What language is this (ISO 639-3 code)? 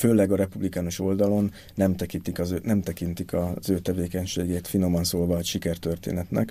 hun